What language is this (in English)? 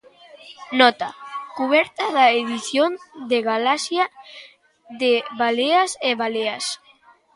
Galician